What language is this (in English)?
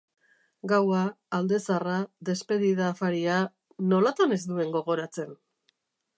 Basque